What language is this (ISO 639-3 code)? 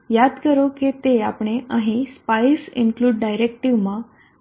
guj